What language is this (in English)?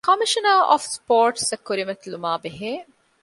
Divehi